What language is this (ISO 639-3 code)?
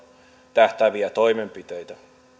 fin